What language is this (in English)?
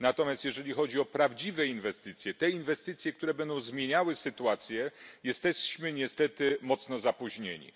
Polish